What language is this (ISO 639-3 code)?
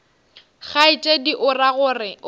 nso